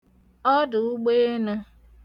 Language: Igbo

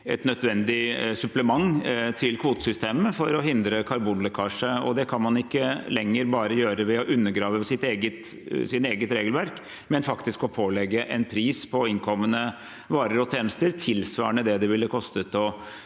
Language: Norwegian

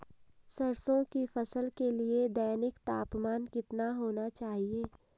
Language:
Hindi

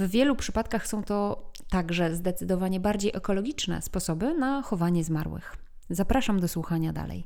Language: Polish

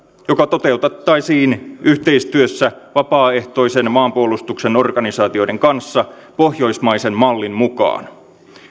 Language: Finnish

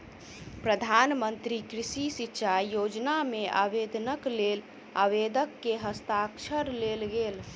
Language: Maithili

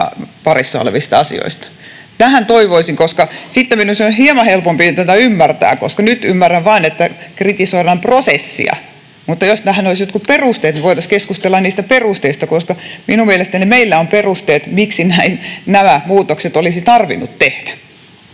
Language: Finnish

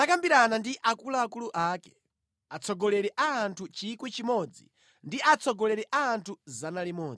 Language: Nyanja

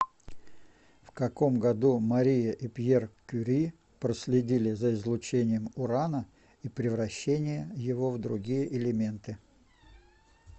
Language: Russian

